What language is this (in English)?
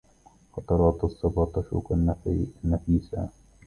Arabic